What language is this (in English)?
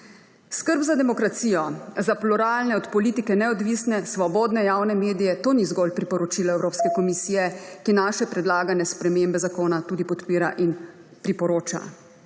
Slovenian